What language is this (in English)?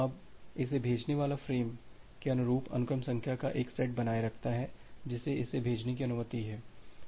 Hindi